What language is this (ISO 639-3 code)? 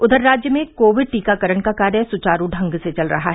hin